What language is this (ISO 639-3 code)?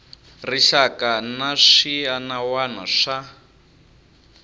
tso